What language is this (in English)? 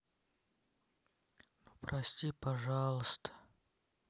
Russian